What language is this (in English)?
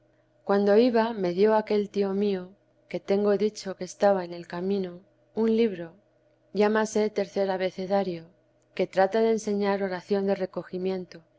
Spanish